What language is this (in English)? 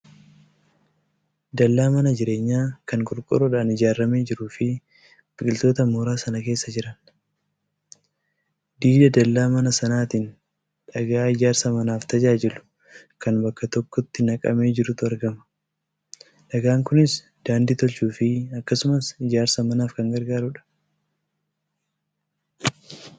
Oromo